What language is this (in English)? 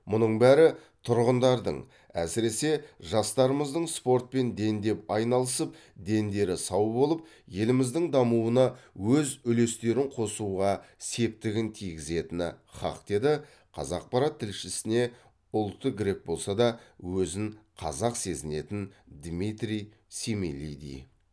Kazakh